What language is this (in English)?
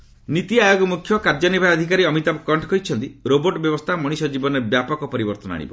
Odia